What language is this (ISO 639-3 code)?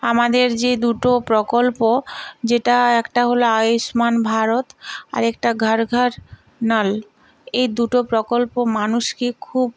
ben